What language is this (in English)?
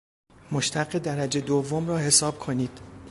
Persian